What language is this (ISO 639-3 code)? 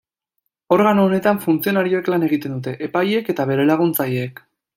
eus